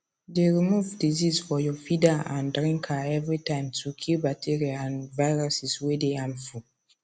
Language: Nigerian Pidgin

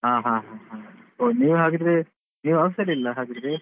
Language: Kannada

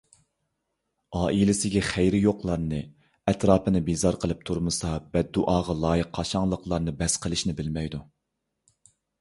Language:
Uyghur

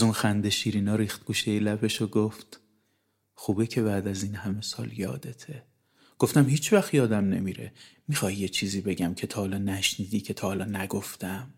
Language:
Persian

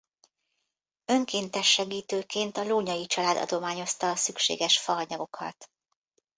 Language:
Hungarian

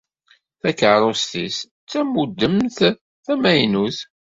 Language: Kabyle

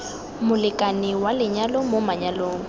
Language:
Tswana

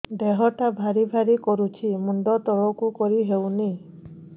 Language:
Odia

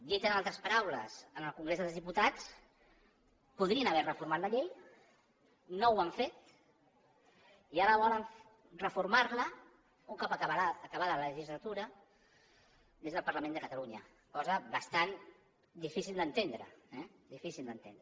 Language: Catalan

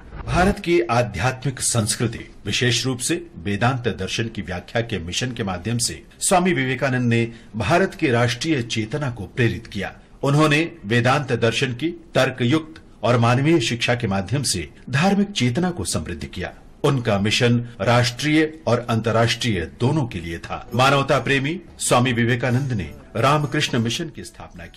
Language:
Hindi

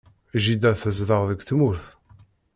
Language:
Kabyle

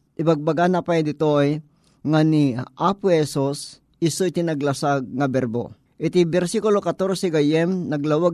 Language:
Filipino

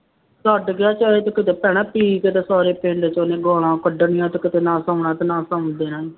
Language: Punjabi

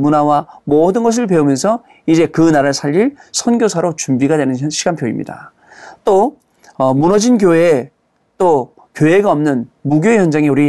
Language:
Korean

